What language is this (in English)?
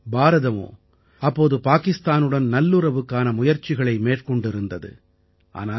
Tamil